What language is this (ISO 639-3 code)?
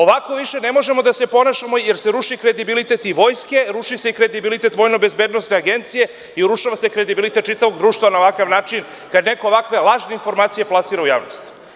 srp